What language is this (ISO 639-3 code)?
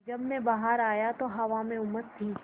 hin